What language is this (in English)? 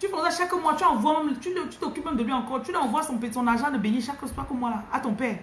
French